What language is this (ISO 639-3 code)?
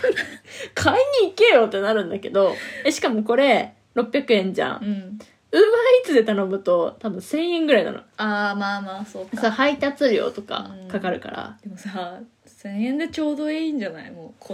jpn